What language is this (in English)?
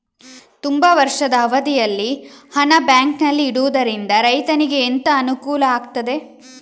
Kannada